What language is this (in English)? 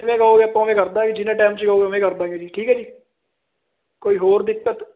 Punjabi